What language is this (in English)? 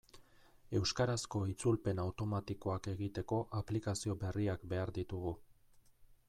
Basque